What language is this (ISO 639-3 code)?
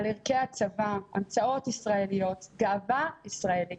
heb